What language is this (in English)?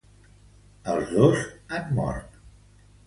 Catalan